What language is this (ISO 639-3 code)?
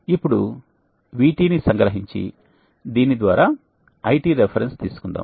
tel